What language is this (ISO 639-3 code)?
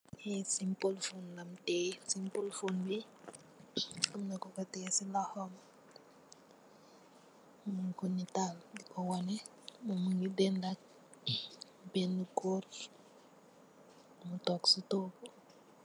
wol